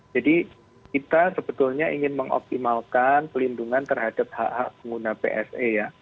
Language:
Indonesian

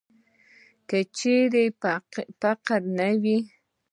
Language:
Pashto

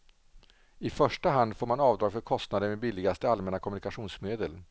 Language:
Swedish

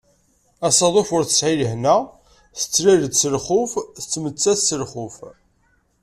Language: Kabyle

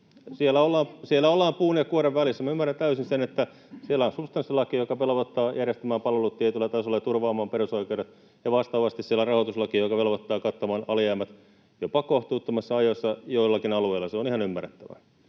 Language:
Finnish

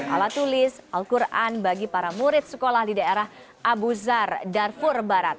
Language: Indonesian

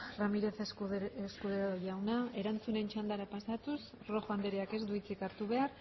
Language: Basque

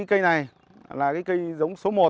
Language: Vietnamese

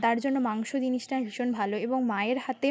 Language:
Bangla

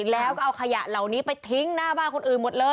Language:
Thai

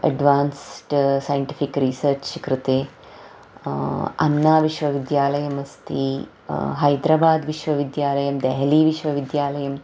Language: Sanskrit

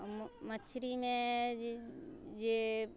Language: Maithili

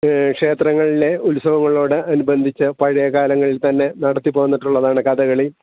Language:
Malayalam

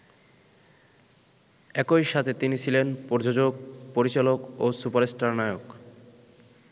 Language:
Bangla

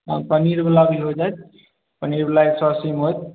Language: Maithili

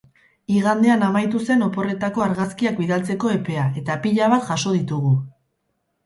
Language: Basque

